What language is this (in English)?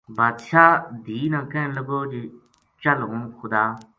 Gujari